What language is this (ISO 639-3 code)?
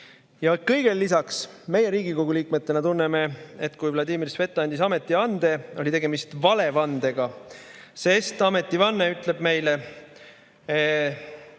est